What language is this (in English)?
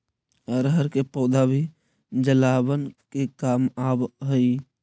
Magahi